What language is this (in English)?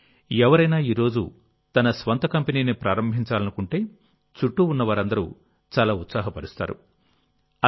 Telugu